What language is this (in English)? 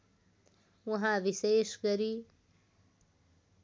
Nepali